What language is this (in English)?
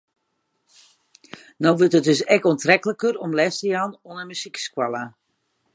Western Frisian